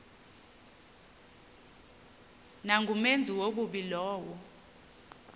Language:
Xhosa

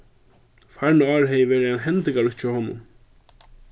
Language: Faroese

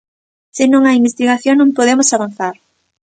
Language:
Galician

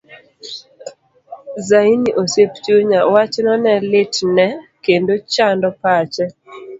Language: Luo (Kenya and Tanzania)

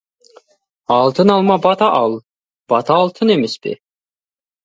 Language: Kazakh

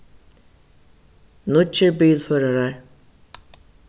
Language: Faroese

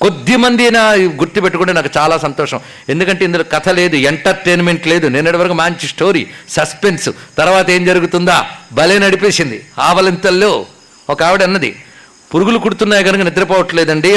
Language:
Telugu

